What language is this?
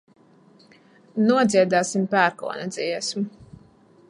Latvian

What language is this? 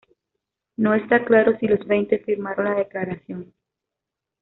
Spanish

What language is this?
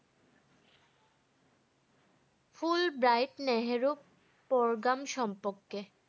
Bangla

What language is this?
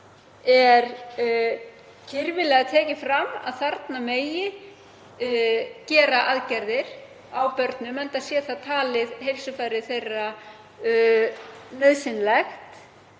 Icelandic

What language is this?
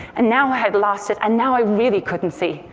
English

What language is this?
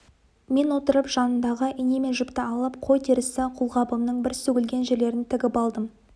Kazakh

